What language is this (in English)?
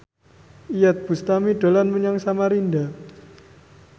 Javanese